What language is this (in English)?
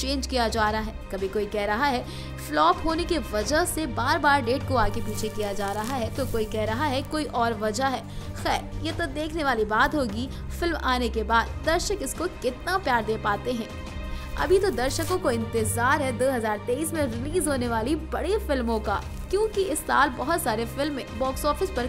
Hindi